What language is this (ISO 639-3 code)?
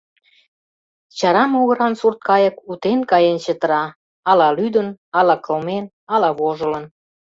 chm